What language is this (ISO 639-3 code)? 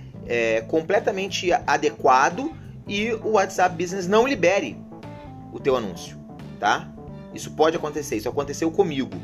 por